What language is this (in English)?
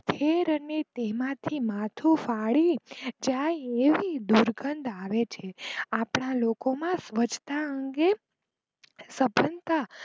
Gujarati